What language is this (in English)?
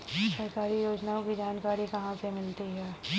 Hindi